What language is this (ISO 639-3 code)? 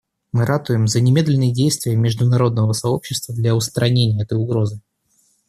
rus